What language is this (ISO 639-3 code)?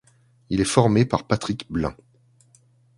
fra